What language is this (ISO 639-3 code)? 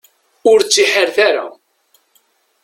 kab